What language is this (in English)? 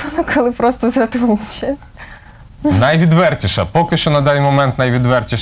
Ukrainian